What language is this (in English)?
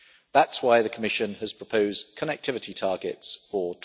English